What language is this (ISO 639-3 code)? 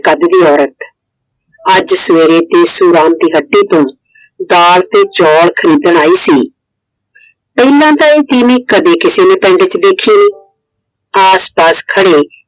pan